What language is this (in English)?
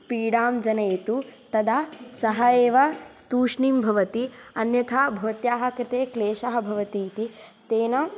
Sanskrit